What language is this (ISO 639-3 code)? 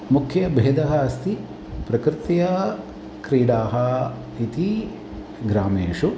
san